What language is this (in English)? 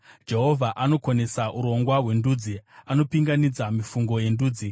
Shona